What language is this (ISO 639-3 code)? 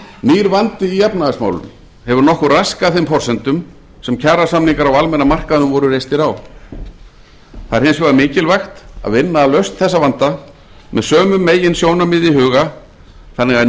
isl